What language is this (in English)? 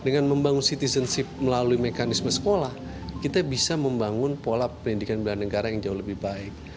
Indonesian